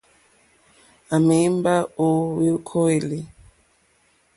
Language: Mokpwe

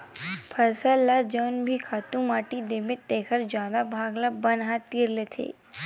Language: Chhattisgarhi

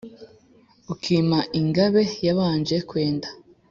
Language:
Kinyarwanda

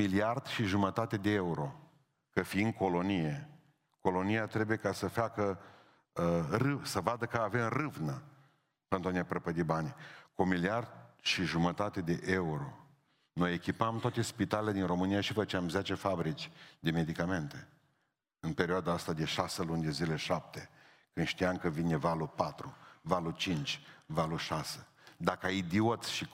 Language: Romanian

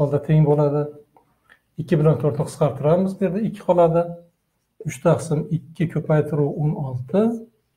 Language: Turkish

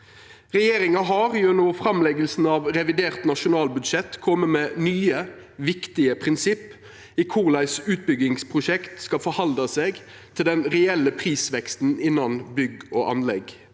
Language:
Norwegian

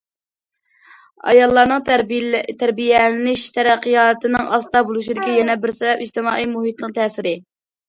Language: Uyghur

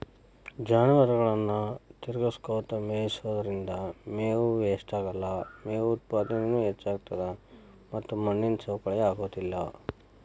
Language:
Kannada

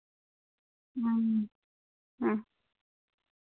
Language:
Santali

